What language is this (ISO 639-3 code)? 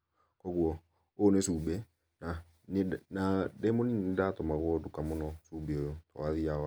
kik